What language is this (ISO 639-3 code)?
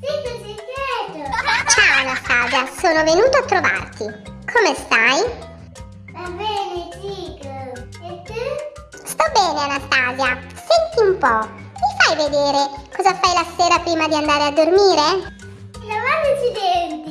ita